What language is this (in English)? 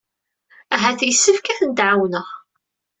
Kabyle